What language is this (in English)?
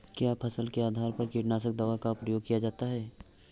Hindi